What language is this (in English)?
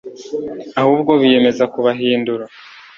Kinyarwanda